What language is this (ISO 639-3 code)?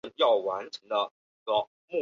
zho